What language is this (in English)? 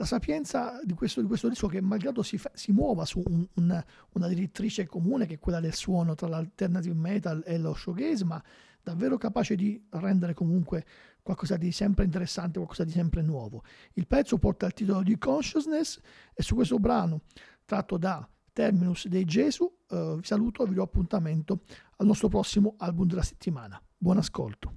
Italian